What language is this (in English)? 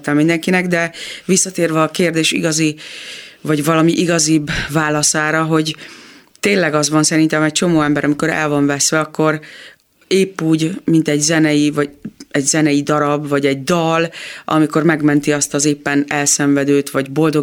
Hungarian